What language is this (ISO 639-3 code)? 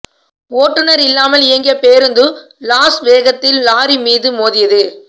tam